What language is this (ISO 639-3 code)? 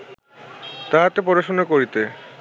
ben